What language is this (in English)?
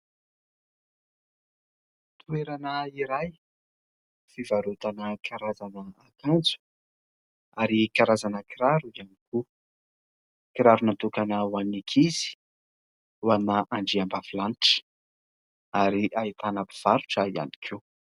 Malagasy